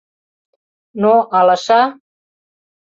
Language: Mari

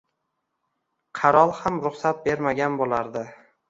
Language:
Uzbek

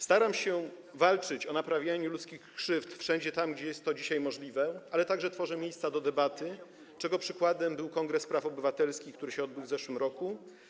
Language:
Polish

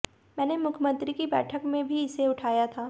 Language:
Hindi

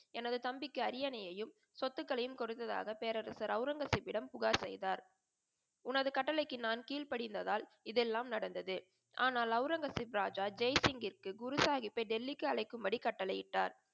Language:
Tamil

